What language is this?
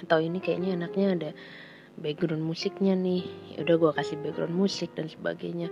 Indonesian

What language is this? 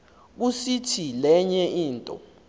Xhosa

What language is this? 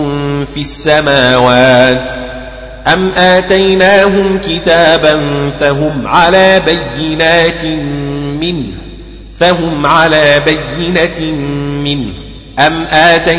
Arabic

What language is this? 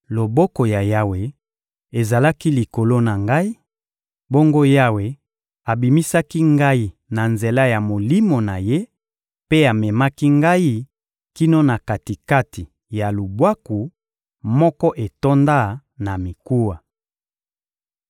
Lingala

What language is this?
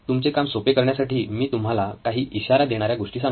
Marathi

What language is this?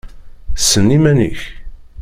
Kabyle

